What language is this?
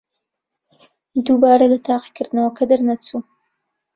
Central Kurdish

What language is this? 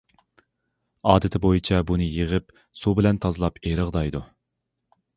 Uyghur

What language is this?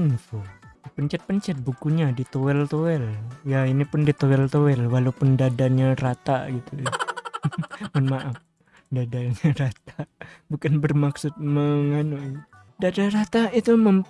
Indonesian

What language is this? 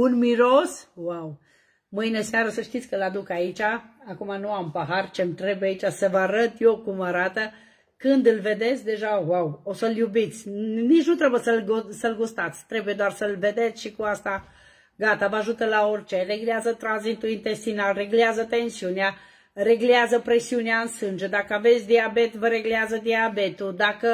Romanian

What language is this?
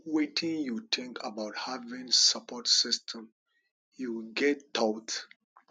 Nigerian Pidgin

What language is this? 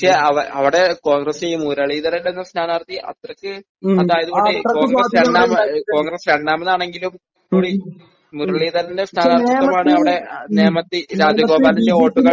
Malayalam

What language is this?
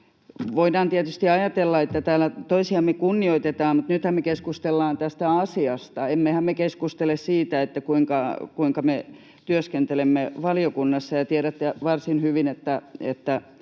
Finnish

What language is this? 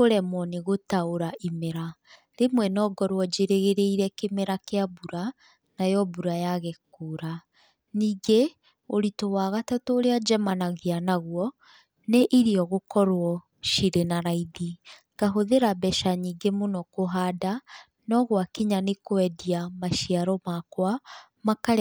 Kikuyu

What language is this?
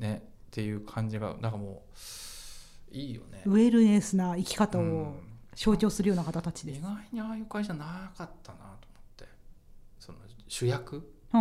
Japanese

